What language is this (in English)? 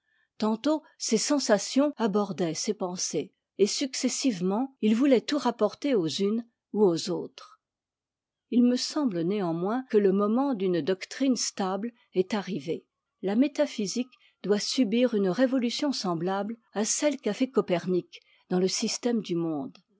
French